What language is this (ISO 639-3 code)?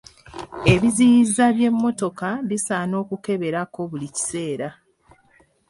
lug